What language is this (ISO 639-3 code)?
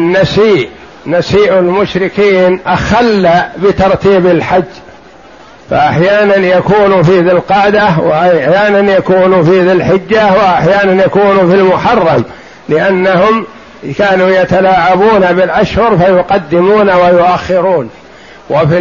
ara